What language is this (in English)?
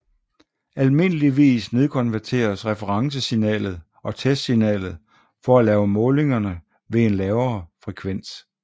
Danish